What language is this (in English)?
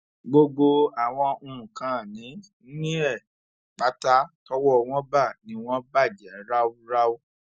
Yoruba